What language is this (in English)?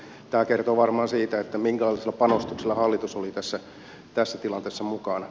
Finnish